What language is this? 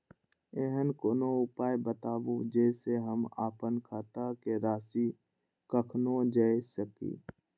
Maithili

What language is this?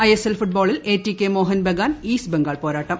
Malayalam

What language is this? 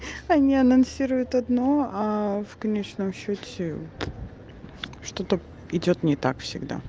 Russian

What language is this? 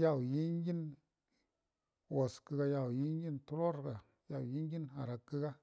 Buduma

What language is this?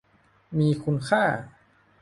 Thai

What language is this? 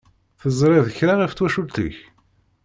Kabyle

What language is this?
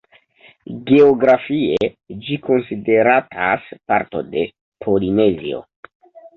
Esperanto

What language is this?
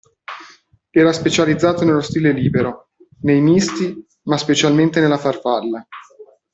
Italian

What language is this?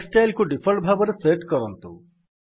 Odia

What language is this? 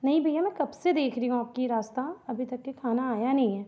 Hindi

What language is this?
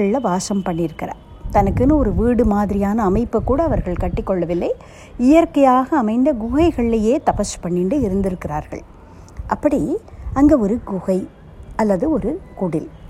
Tamil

